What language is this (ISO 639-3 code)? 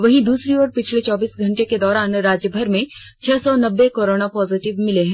hin